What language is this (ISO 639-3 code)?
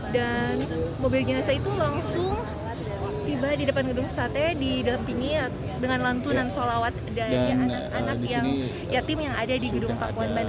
ind